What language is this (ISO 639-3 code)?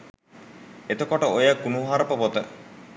sin